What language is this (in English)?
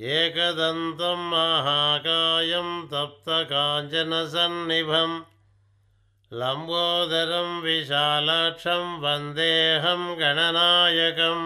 Telugu